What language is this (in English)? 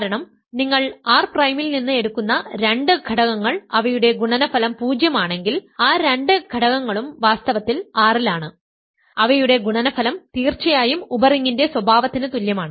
Malayalam